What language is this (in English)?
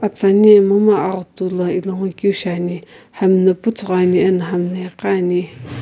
Sumi Naga